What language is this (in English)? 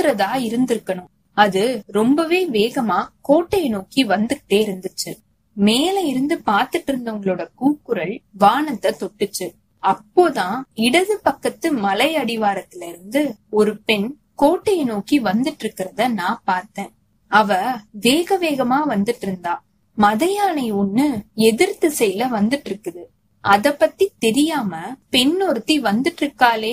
Tamil